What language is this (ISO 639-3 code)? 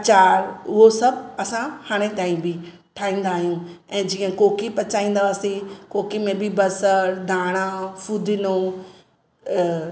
snd